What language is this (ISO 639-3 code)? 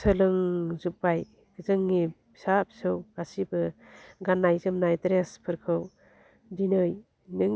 brx